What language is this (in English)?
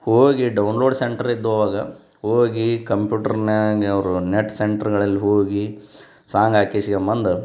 Kannada